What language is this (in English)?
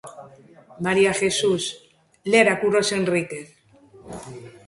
Galician